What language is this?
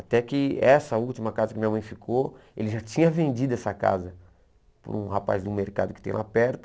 Portuguese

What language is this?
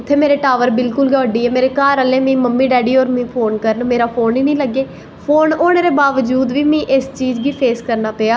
Dogri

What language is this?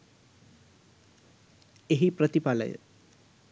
Sinhala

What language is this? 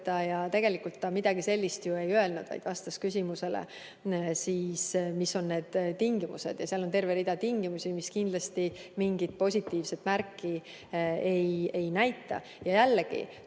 Estonian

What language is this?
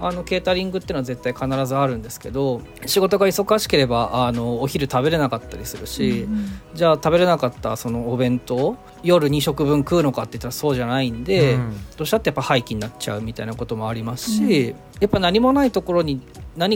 Japanese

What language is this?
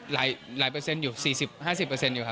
Thai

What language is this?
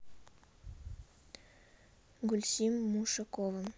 Russian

